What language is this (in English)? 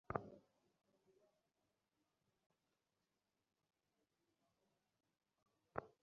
Bangla